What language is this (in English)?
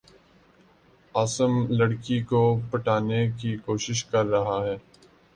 Urdu